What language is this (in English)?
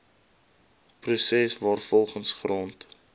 Afrikaans